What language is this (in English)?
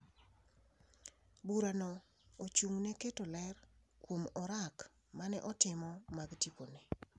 Luo (Kenya and Tanzania)